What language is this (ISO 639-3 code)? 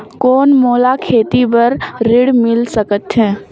hne